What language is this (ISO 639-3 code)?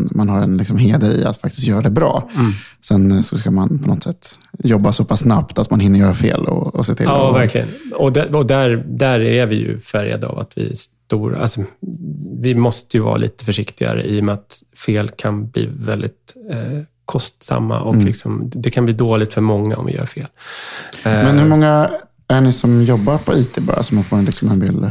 swe